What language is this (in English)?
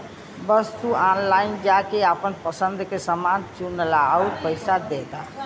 Bhojpuri